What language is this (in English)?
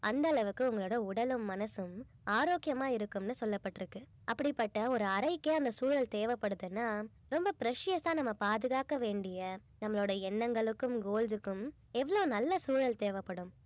Tamil